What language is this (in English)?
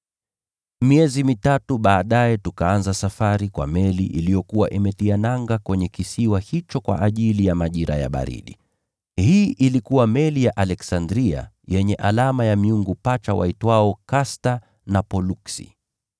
Swahili